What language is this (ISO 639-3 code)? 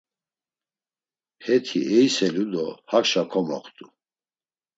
lzz